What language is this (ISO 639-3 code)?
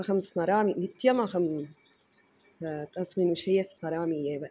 san